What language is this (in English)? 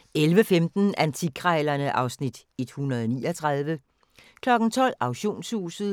Danish